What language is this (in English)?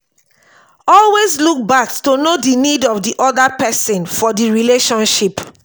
Nigerian Pidgin